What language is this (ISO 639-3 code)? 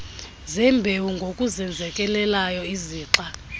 xho